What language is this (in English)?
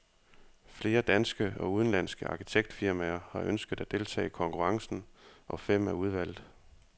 Danish